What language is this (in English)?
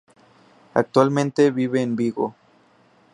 Spanish